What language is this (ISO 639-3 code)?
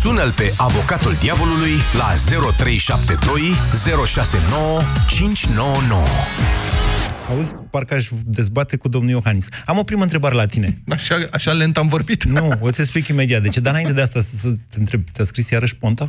ron